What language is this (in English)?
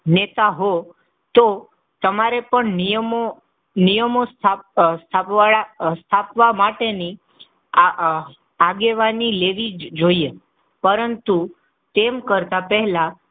Gujarati